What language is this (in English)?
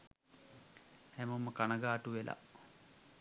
Sinhala